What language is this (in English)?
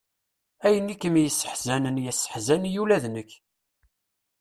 Kabyle